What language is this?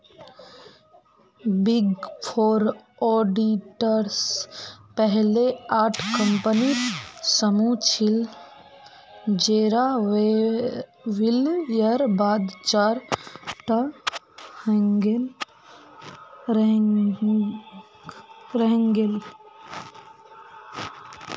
Magahi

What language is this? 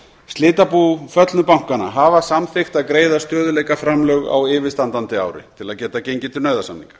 Icelandic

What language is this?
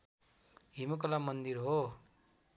Nepali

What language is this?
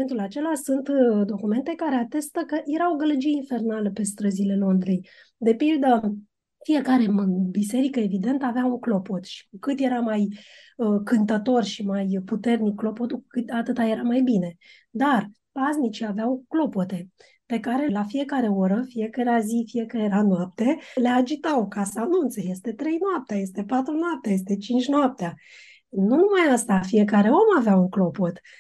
Romanian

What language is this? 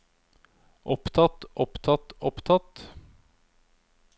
Norwegian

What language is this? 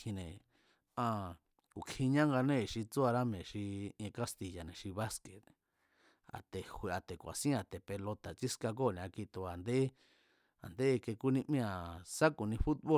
Mazatlán Mazatec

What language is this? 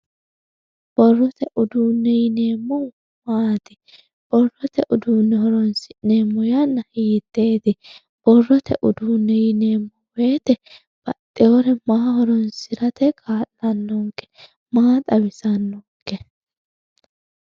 Sidamo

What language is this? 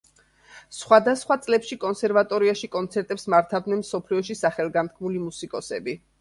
Georgian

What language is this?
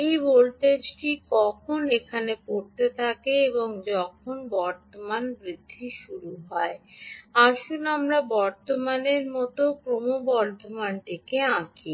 Bangla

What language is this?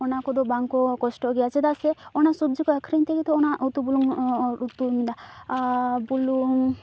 Santali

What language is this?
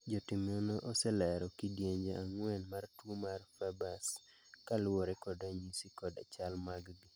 Luo (Kenya and Tanzania)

